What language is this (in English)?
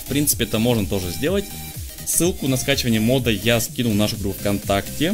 Russian